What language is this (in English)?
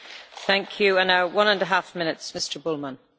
German